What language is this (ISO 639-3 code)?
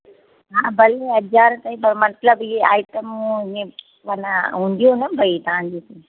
snd